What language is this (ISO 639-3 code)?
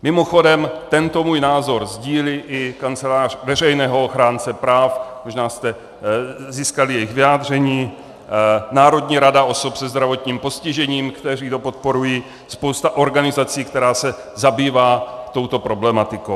ces